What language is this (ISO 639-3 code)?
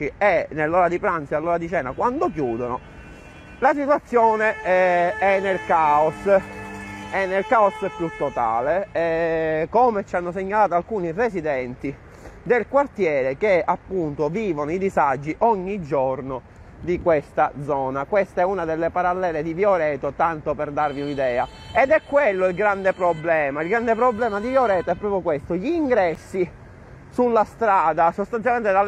ita